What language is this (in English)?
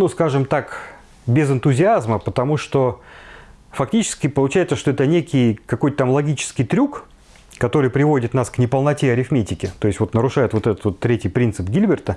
Russian